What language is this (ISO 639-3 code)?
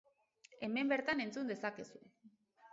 eus